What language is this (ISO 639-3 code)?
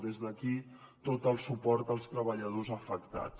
cat